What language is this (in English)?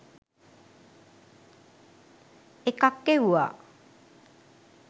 Sinhala